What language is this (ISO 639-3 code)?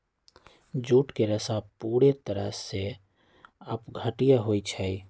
mag